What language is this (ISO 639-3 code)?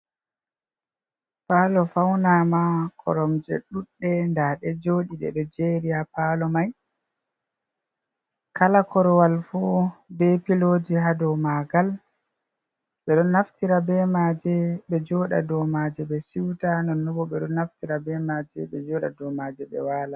ful